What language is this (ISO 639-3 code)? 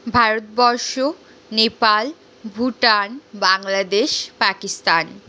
ben